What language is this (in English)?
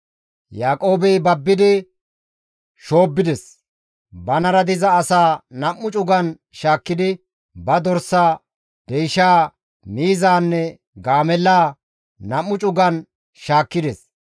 Gamo